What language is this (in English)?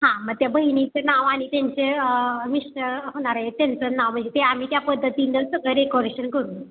Marathi